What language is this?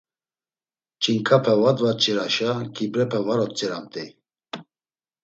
Laz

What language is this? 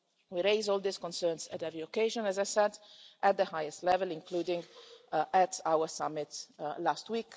English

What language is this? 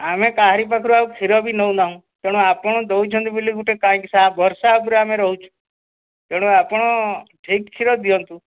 Odia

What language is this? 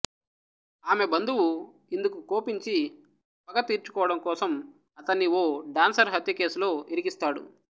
Telugu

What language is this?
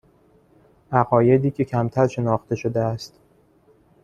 Persian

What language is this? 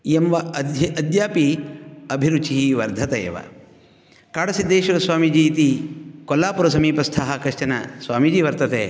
Sanskrit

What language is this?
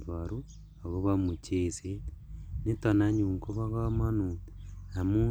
Kalenjin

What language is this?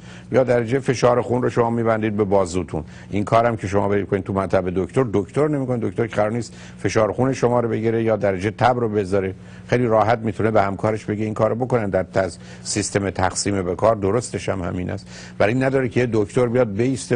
Persian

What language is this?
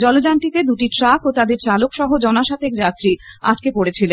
Bangla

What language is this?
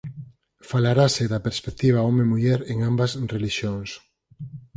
Galician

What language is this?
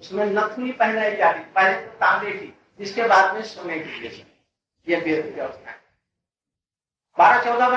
Hindi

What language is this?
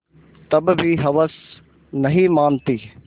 Hindi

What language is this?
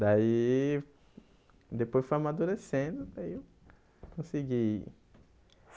Portuguese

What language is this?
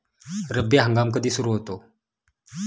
Marathi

